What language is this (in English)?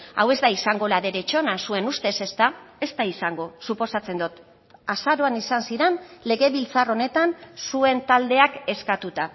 Basque